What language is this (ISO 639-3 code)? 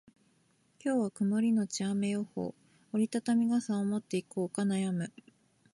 jpn